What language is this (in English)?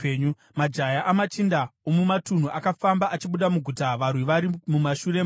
Shona